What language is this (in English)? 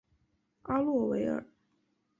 Chinese